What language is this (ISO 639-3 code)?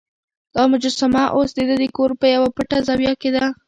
pus